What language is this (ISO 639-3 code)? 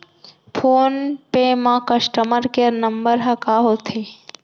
hne